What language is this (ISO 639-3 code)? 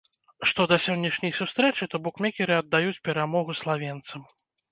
bel